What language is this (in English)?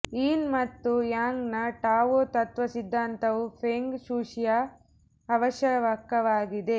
Kannada